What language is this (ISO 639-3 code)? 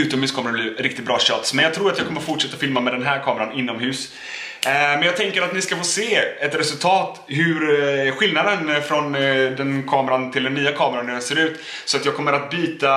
swe